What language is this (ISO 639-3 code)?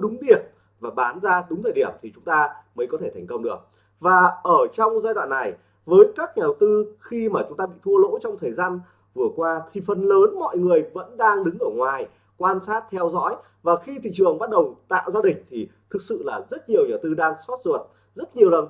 vie